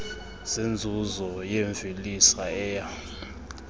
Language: Xhosa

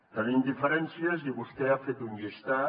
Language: Catalan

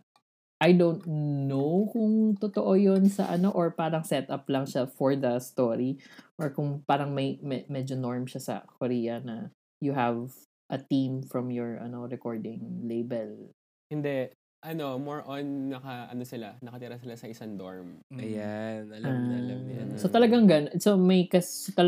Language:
Filipino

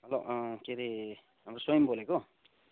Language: Nepali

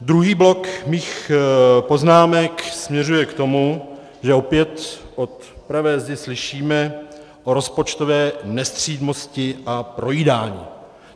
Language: Czech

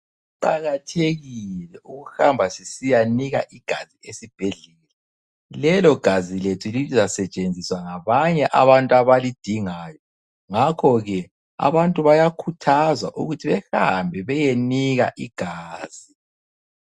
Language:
North Ndebele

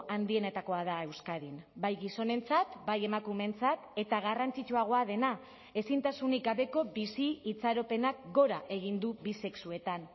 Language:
Basque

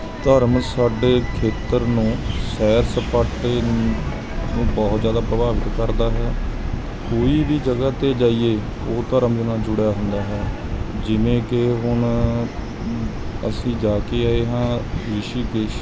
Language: Punjabi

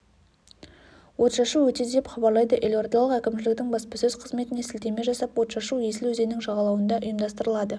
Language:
Kazakh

